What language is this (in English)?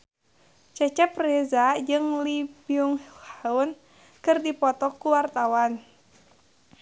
Sundanese